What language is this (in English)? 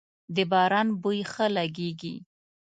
Pashto